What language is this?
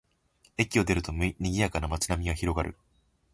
Japanese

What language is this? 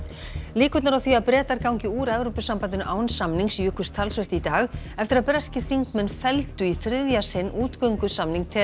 Icelandic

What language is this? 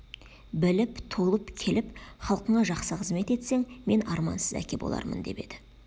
Kazakh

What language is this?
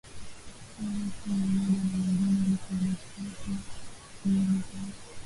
Swahili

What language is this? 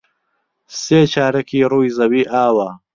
Central Kurdish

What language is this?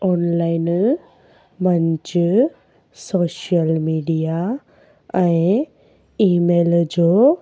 Sindhi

